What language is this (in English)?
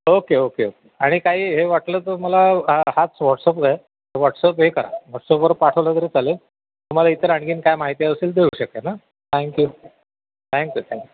Marathi